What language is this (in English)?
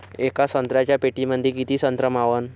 Marathi